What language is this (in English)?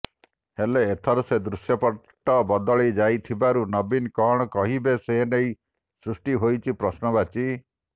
Odia